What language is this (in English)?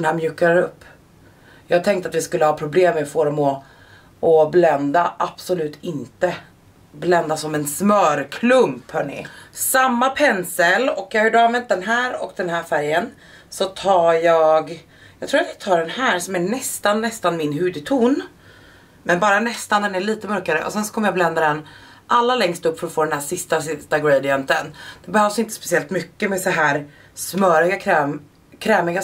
Swedish